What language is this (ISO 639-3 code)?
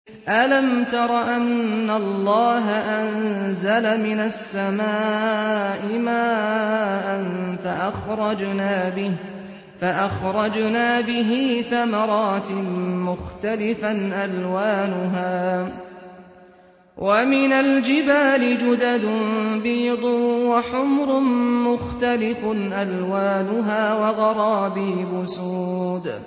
ara